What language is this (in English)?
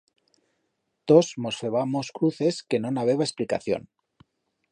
Aragonese